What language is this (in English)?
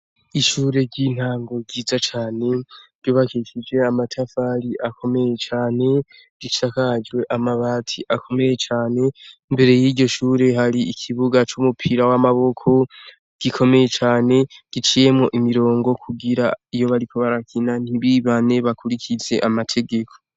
Rundi